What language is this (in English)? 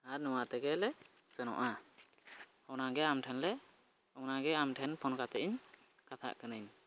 Santali